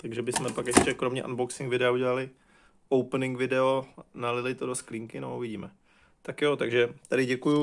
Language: Czech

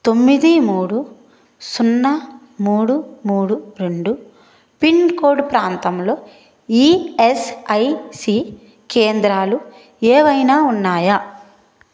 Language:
Telugu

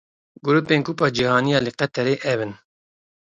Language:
Kurdish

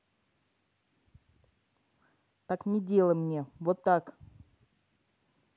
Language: Russian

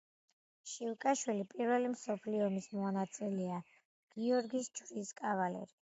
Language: Georgian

